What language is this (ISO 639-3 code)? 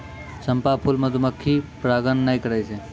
mai